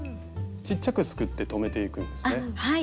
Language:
Japanese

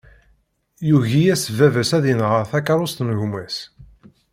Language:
Kabyle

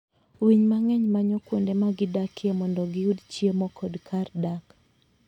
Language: Luo (Kenya and Tanzania)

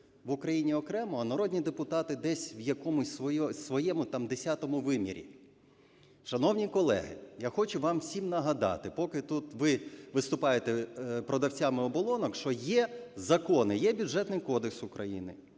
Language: Ukrainian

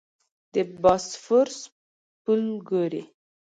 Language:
Pashto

